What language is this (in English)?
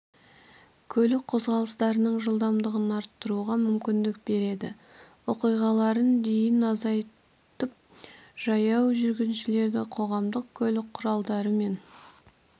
Kazakh